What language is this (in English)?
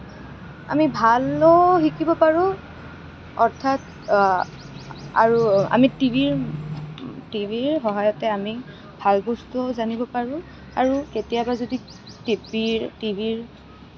Assamese